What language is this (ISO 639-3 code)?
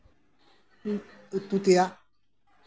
sat